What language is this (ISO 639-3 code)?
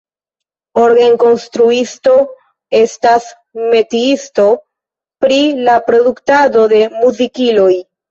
epo